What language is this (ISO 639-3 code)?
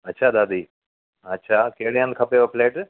snd